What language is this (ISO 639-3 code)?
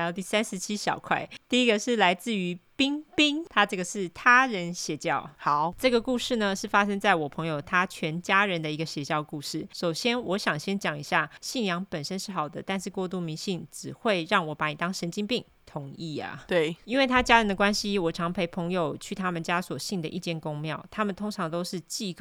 zho